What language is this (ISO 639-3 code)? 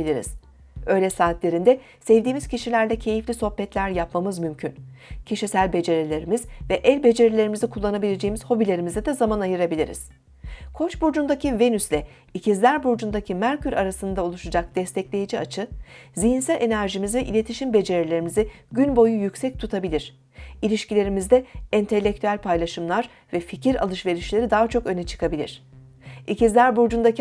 tur